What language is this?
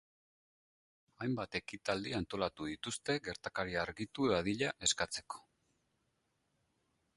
Basque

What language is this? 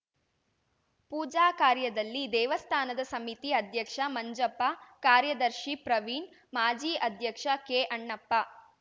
Kannada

